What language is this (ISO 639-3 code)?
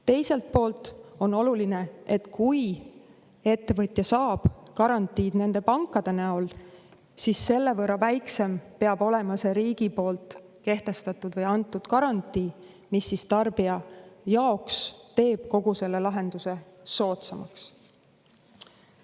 est